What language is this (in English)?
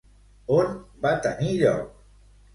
Catalan